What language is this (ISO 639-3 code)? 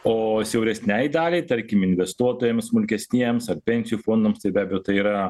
lit